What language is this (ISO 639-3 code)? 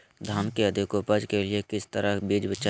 mag